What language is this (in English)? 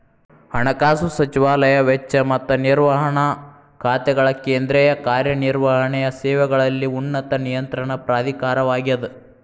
Kannada